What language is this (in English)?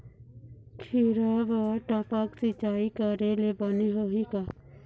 Chhattisgarhi